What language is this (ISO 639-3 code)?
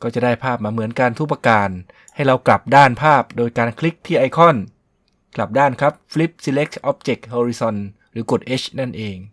tha